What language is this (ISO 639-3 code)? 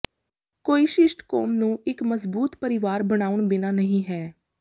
pan